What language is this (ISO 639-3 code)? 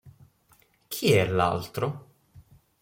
ita